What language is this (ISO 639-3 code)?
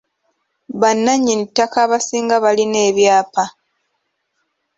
lug